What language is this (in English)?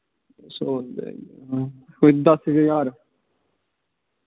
Dogri